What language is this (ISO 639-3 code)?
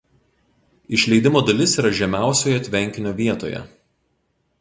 lit